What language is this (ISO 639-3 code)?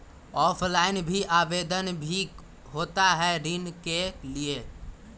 mag